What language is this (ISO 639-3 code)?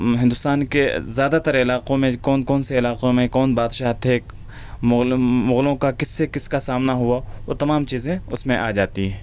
urd